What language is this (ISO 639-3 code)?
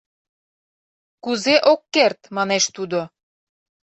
chm